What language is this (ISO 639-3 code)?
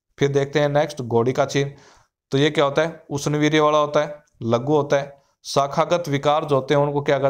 hin